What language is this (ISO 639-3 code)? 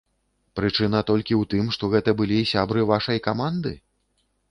bel